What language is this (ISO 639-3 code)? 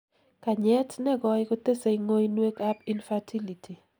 kln